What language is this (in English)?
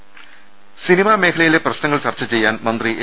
Malayalam